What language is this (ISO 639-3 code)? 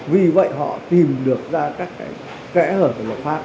vie